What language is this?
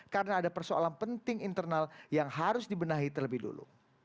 Indonesian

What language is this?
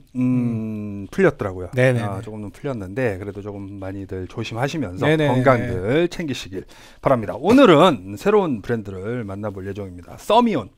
Korean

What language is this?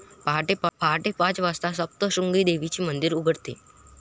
Marathi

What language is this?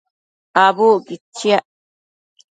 Matsés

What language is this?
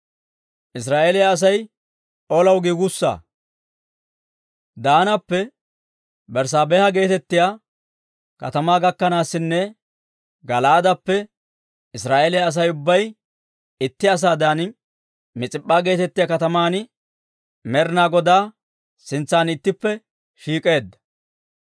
Dawro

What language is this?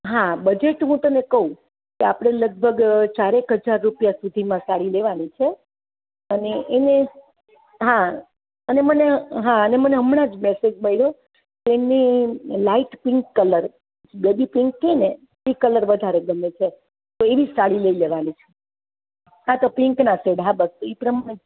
Gujarati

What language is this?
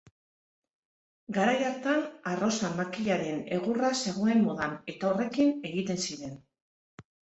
Basque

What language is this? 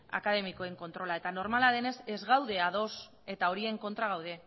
Basque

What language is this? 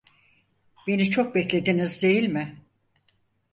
Turkish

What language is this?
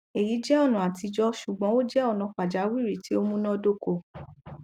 Yoruba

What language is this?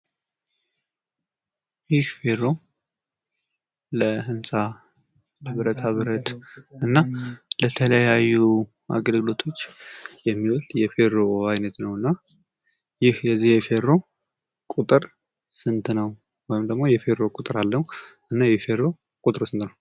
Amharic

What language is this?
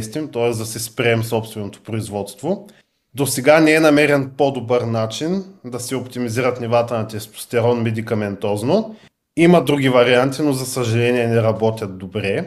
Bulgarian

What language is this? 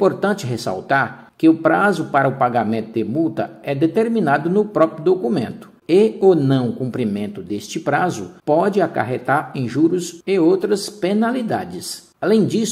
Portuguese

